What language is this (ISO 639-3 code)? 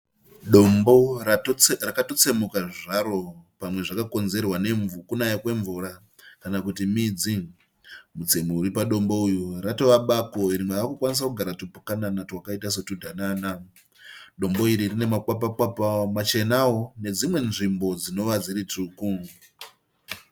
sna